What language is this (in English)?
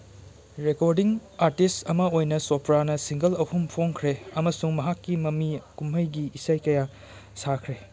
Manipuri